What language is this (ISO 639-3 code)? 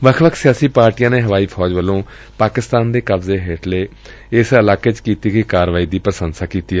pan